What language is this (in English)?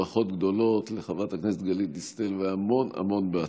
Hebrew